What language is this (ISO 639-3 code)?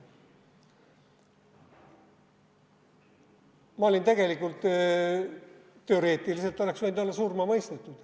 est